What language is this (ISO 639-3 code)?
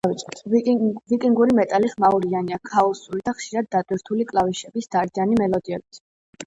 kat